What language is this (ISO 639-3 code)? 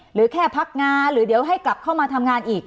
tha